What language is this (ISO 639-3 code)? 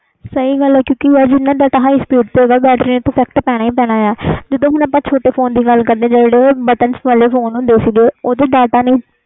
pan